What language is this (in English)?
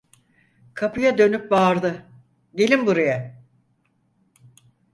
Turkish